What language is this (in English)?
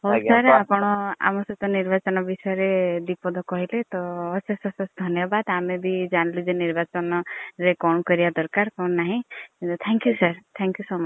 Odia